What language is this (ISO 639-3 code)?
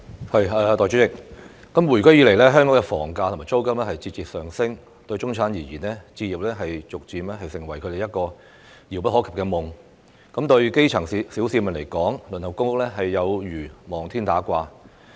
yue